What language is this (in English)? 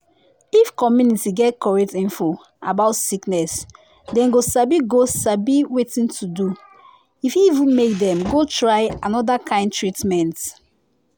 Nigerian Pidgin